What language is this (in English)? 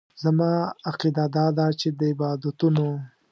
Pashto